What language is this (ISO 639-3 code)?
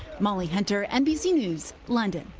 eng